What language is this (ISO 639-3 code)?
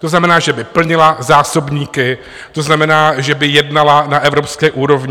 ces